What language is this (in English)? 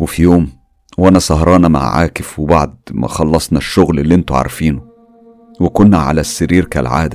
Arabic